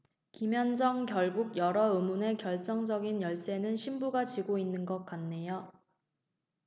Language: Korean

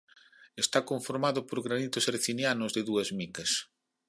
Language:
Galician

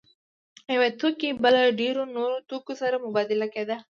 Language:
Pashto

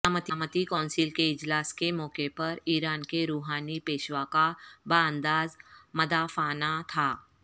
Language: Urdu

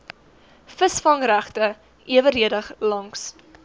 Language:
Afrikaans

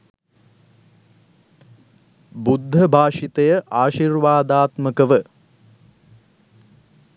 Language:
Sinhala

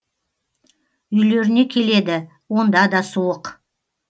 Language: Kazakh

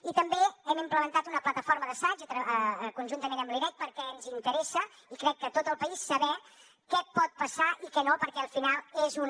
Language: Catalan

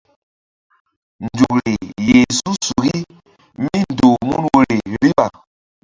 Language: Mbum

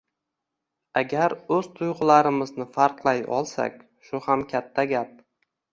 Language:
Uzbek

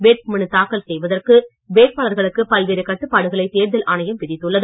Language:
Tamil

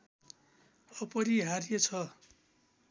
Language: Nepali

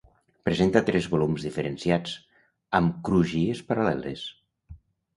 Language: Catalan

